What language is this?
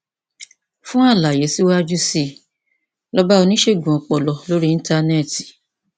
Yoruba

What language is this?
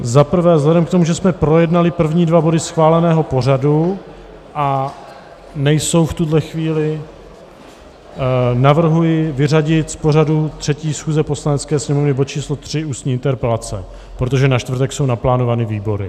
Czech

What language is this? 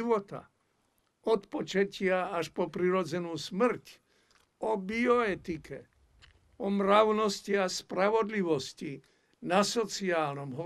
Slovak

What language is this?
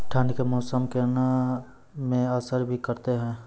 Maithili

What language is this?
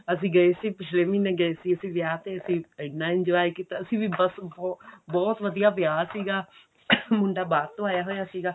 Punjabi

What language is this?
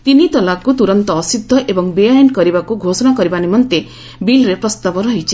Odia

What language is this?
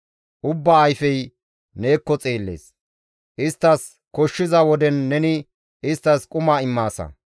Gamo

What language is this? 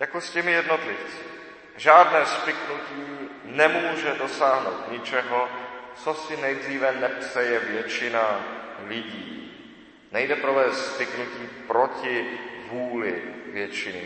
Czech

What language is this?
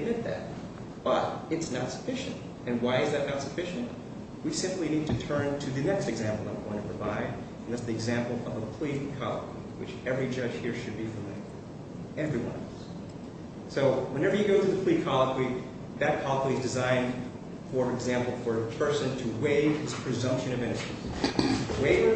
English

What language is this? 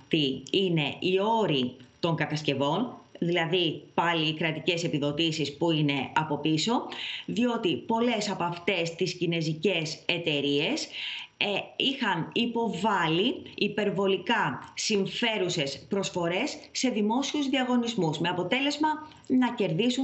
Greek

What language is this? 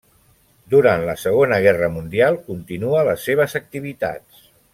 Catalan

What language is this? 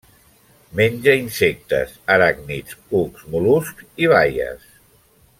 Catalan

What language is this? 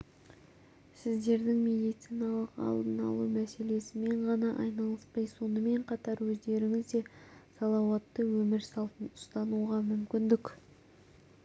Kazakh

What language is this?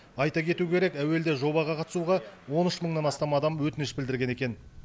Kazakh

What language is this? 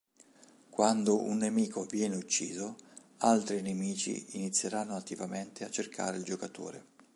Italian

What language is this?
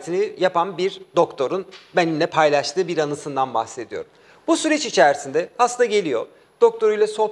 Turkish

